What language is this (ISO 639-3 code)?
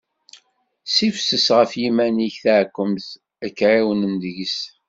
kab